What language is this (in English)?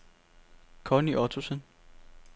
Danish